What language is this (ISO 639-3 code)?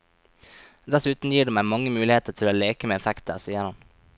nor